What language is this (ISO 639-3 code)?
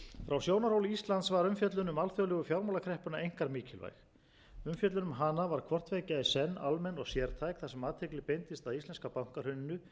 isl